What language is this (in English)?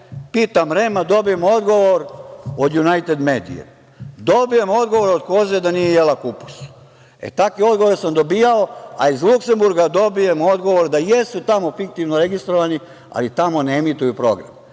Serbian